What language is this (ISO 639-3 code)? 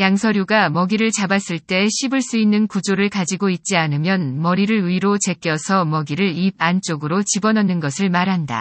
kor